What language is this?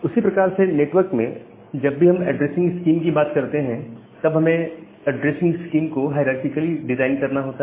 Hindi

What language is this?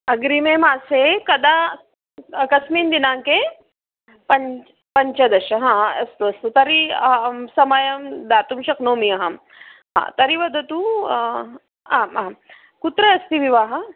Sanskrit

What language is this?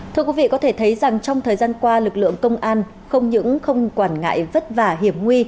Vietnamese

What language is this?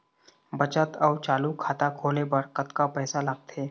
Chhattisgarhi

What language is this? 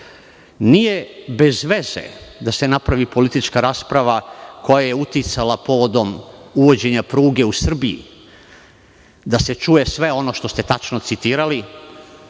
Serbian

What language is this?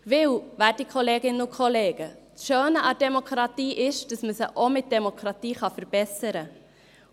Swiss German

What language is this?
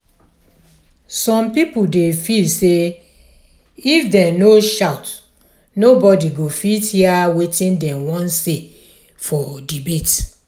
Nigerian Pidgin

